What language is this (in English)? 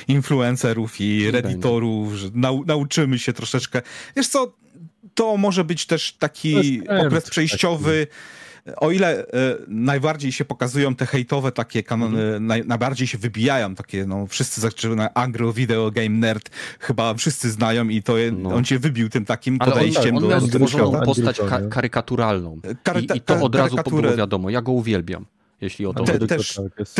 Polish